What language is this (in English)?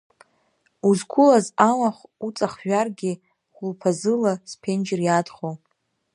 Abkhazian